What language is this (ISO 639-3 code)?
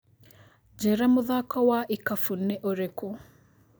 kik